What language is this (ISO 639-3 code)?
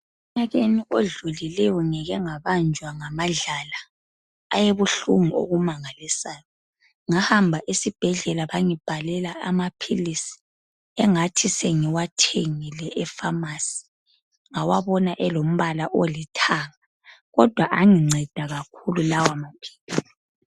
nde